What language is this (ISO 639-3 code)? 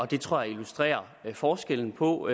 dan